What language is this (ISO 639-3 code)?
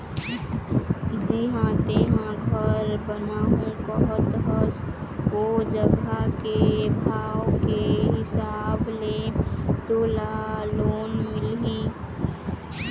hne